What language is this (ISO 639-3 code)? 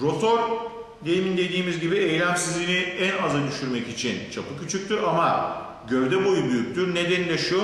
tur